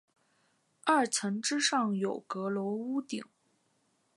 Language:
Chinese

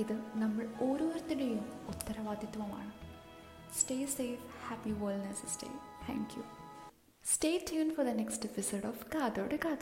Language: Malayalam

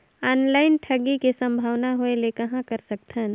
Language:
Chhattisgarhi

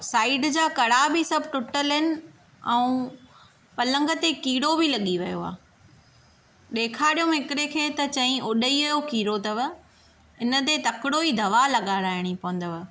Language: Sindhi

